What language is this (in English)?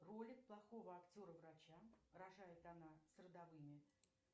Russian